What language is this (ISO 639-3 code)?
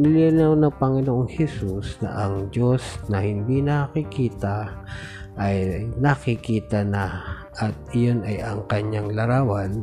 fil